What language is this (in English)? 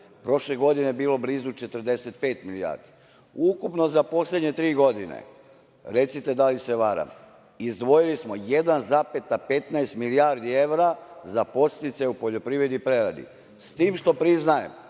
Serbian